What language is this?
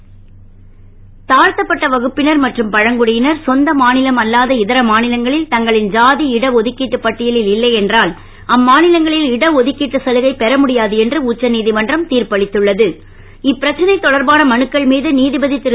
Tamil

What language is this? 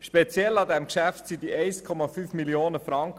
Swiss German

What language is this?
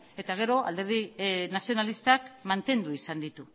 Basque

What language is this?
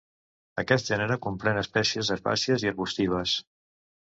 Catalan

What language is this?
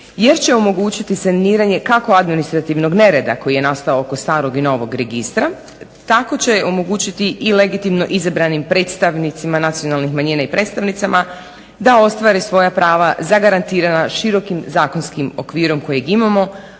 Croatian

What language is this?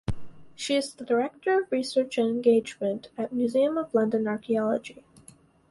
English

